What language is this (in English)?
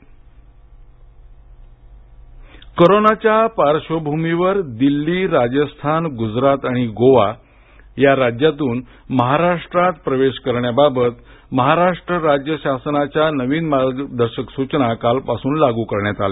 Marathi